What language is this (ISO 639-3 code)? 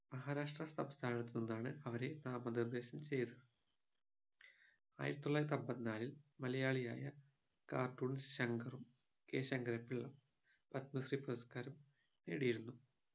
mal